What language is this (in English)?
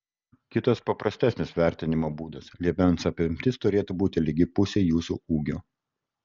Lithuanian